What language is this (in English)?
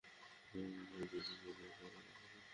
Bangla